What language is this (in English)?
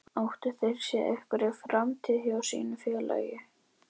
Icelandic